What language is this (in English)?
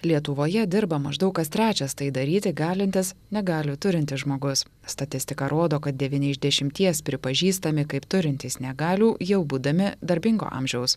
Lithuanian